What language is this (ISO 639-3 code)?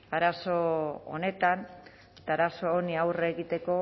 eus